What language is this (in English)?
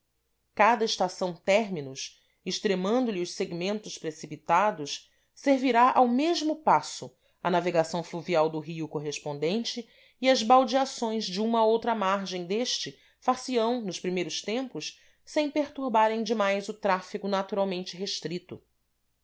Portuguese